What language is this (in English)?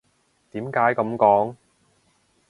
Cantonese